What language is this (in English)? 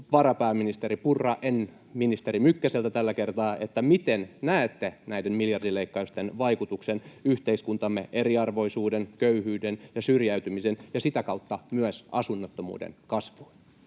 Finnish